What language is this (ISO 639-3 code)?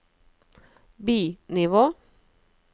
nor